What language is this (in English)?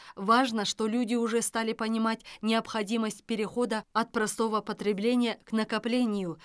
Kazakh